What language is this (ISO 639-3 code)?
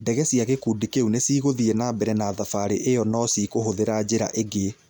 kik